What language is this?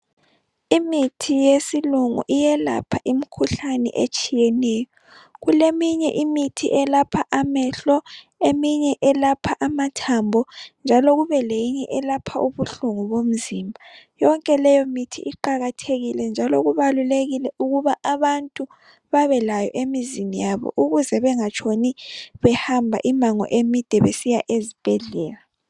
North Ndebele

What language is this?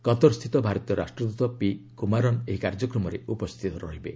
Odia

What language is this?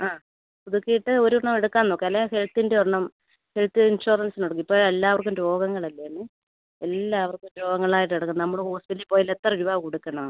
Malayalam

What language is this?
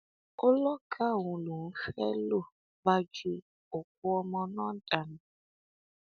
Yoruba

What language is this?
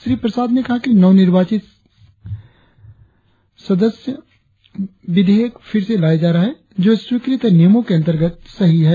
Hindi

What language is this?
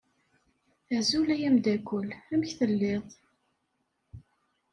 Kabyle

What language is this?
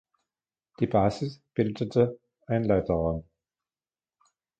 German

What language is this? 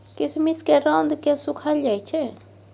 Maithili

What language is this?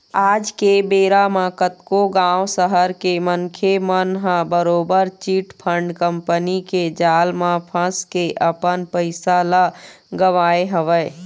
Chhattisgarhi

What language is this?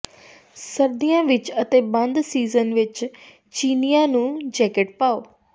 Punjabi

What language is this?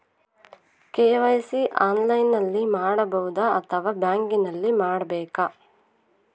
Kannada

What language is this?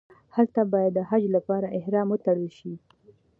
Pashto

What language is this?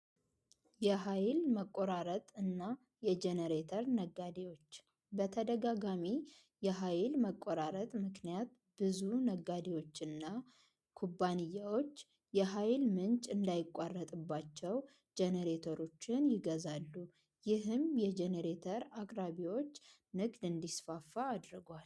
Amharic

